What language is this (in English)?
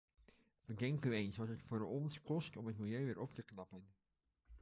Dutch